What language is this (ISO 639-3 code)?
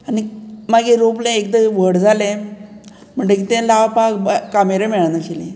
kok